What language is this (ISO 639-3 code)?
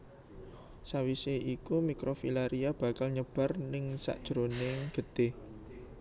jav